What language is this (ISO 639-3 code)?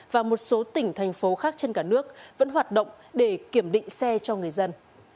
vie